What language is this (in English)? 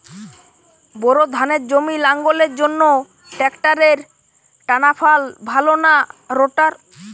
Bangla